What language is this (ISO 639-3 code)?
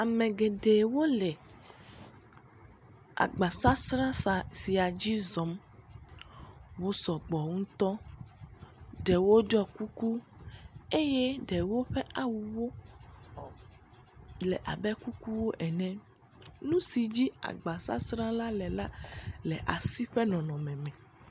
ewe